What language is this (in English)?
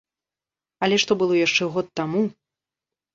Belarusian